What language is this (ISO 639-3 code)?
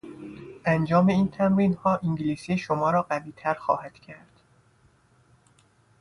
fas